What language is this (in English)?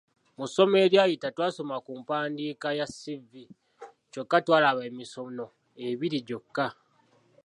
Ganda